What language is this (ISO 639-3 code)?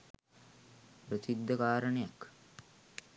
sin